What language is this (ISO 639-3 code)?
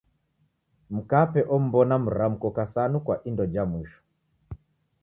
dav